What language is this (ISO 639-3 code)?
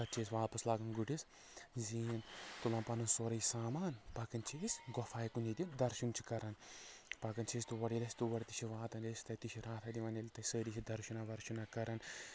kas